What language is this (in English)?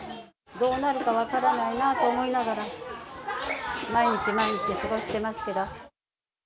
Japanese